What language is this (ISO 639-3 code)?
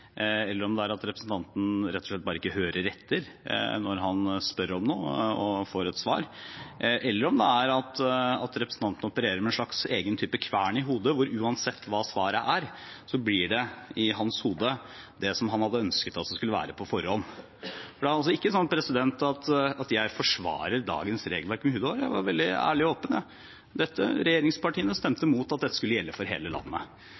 nob